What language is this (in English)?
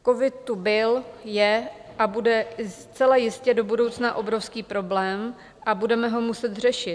Czech